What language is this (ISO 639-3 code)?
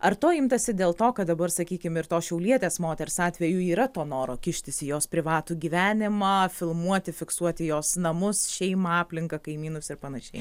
lit